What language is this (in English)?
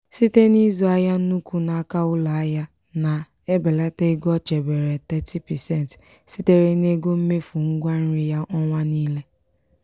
Igbo